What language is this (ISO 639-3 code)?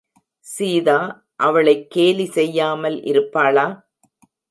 tam